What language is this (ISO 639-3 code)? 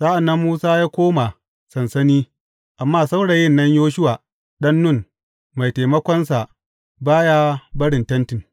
hau